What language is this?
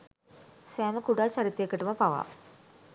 Sinhala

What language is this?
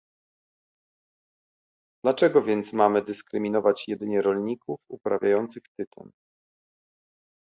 Polish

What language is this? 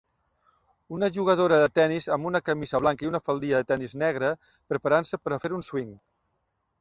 Catalan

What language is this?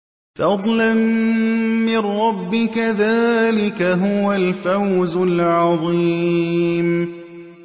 Arabic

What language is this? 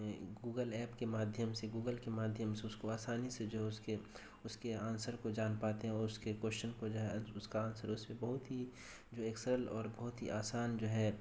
Urdu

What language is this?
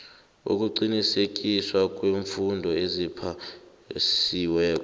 South Ndebele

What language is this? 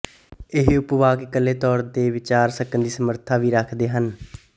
Punjabi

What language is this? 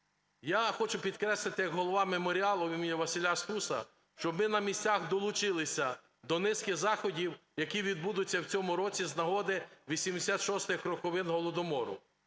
Ukrainian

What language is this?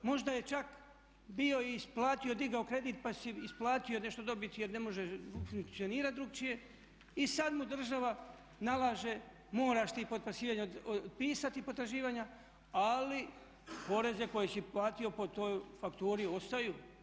Croatian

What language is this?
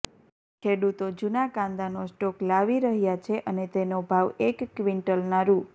Gujarati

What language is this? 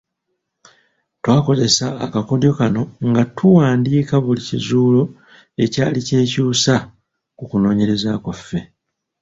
Ganda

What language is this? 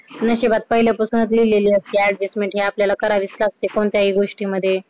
Marathi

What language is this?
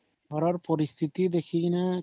Odia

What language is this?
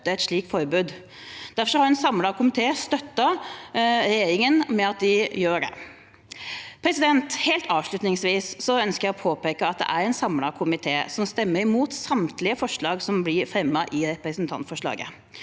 Norwegian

